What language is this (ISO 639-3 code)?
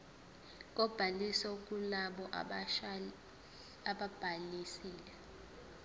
zul